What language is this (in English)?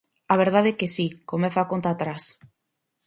Galician